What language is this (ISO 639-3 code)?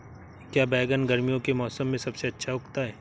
hin